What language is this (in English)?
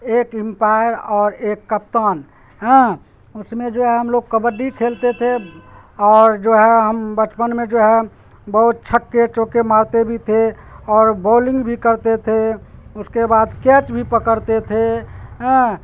Urdu